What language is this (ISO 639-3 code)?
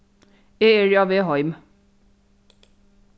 fao